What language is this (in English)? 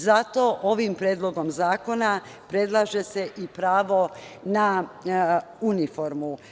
Serbian